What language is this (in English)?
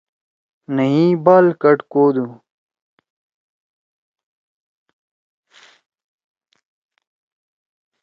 Torwali